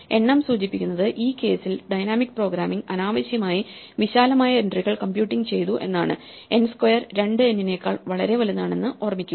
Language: Malayalam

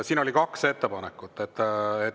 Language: Estonian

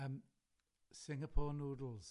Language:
Welsh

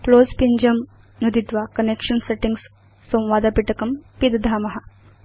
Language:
Sanskrit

